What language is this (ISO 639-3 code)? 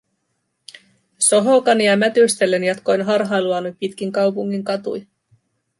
fin